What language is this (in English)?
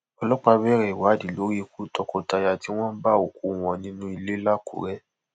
Yoruba